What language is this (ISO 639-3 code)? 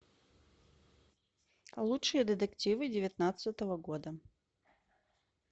rus